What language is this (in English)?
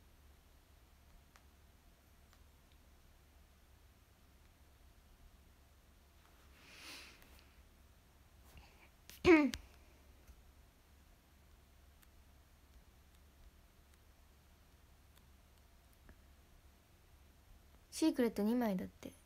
Japanese